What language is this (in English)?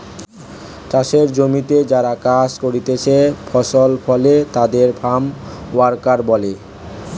Bangla